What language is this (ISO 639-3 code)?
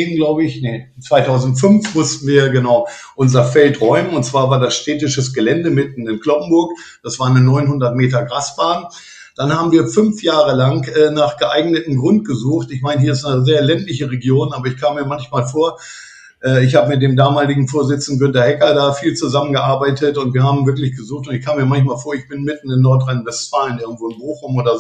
deu